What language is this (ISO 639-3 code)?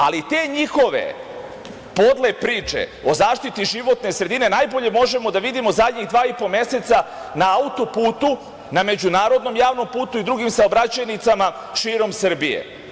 srp